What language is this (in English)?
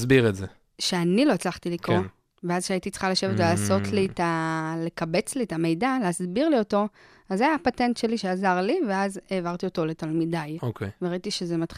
Hebrew